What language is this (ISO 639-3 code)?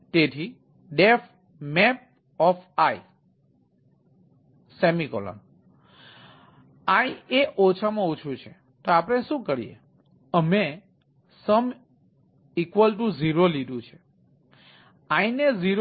guj